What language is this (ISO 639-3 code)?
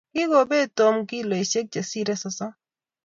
kln